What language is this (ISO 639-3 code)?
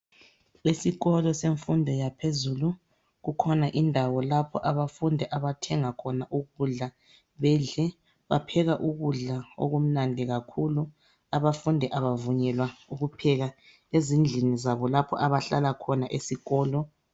nde